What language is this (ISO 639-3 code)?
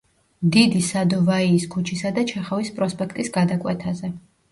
kat